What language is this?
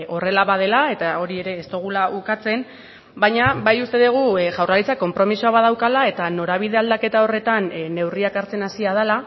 Basque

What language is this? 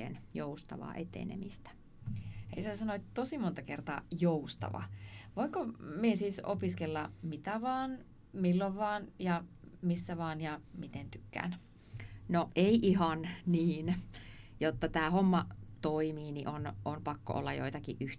Finnish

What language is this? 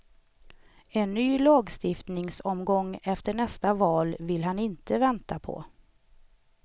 Swedish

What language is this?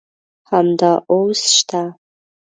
Pashto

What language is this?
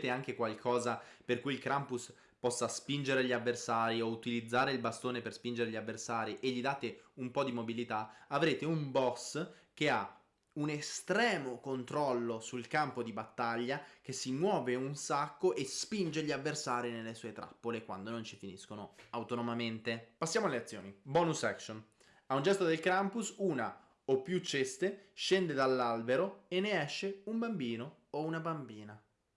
Italian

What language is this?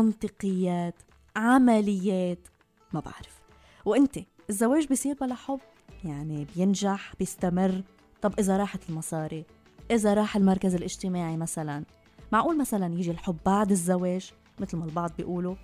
Arabic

